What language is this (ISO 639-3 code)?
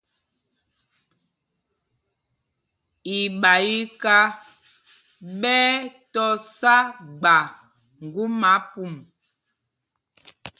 mgg